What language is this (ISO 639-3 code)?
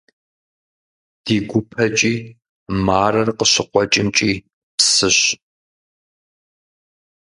kbd